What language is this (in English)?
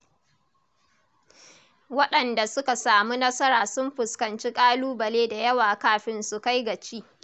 Hausa